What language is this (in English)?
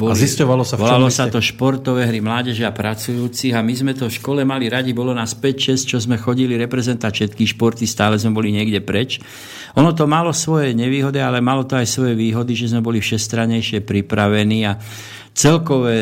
Slovak